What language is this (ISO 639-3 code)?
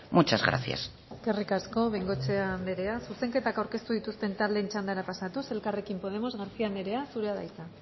eus